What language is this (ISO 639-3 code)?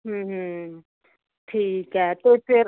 pan